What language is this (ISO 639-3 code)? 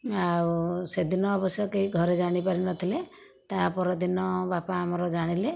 ori